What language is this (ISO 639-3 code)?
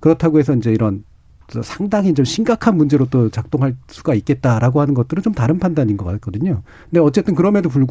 kor